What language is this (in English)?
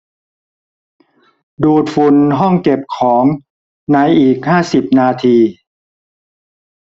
Thai